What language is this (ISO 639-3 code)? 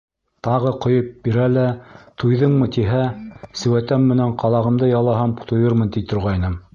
bak